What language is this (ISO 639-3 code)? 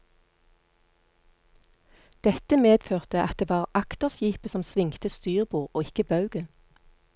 nor